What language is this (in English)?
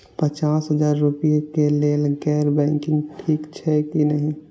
Maithili